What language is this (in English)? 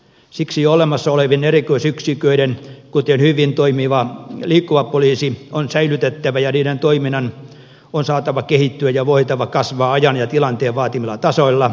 Finnish